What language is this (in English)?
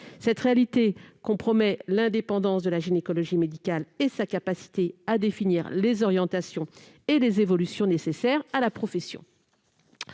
French